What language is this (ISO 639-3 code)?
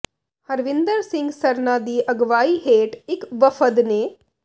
pan